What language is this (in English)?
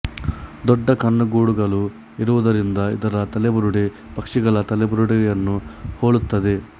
Kannada